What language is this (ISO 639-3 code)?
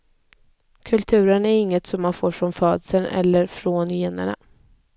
swe